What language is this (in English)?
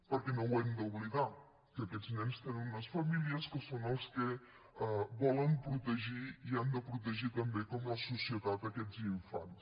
Catalan